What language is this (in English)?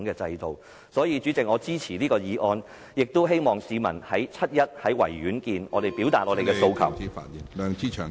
Cantonese